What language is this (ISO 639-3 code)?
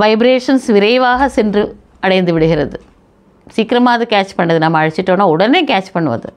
tam